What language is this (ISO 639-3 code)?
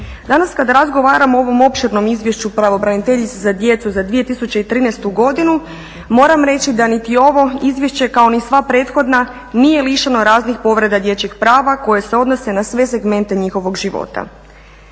hrv